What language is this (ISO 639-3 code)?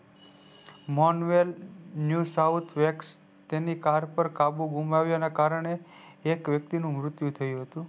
guj